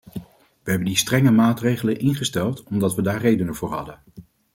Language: Dutch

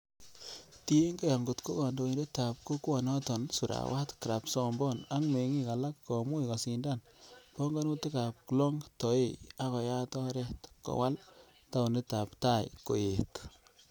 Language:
Kalenjin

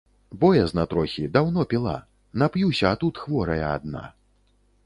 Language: Belarusian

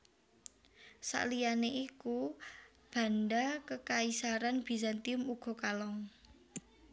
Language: Javanese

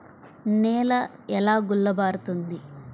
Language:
Telugu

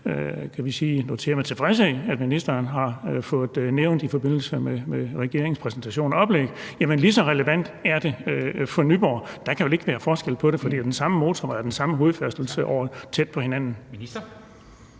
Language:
Danish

